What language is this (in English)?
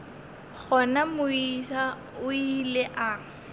Northern Sotho